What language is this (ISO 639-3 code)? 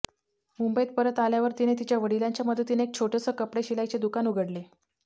mar